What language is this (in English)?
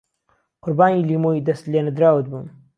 Central Kurdish